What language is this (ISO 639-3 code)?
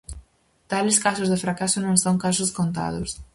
glg